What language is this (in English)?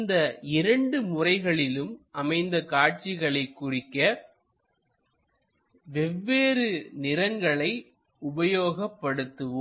Tamil